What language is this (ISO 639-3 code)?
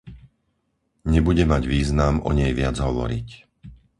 slk